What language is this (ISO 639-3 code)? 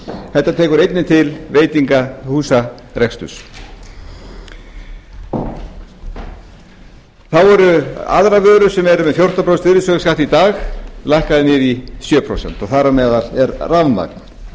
isl